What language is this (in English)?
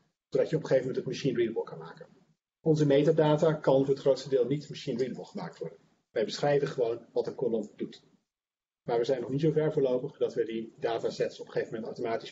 Dutch